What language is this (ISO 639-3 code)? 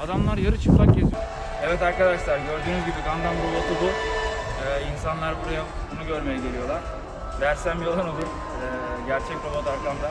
tur